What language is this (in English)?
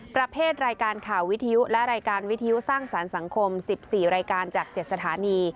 Thai